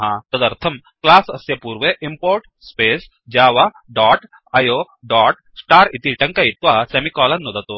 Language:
Sanskrit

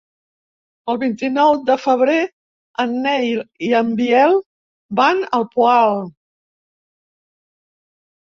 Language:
Catalan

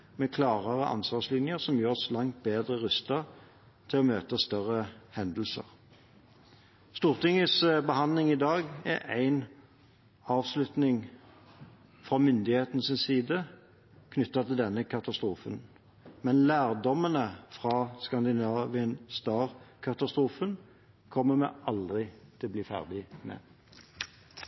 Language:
Norwegian Bokmål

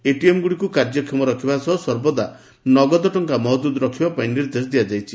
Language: Odia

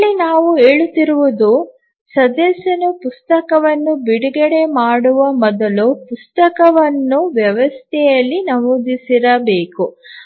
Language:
Kannada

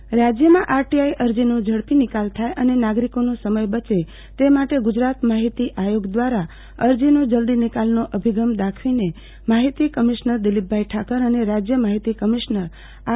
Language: Gujarati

